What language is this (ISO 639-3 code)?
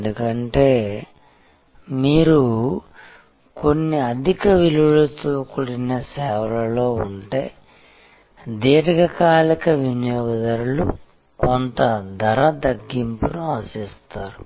tel